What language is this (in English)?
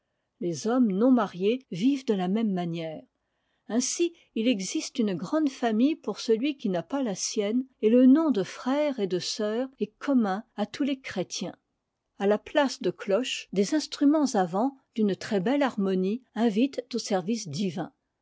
French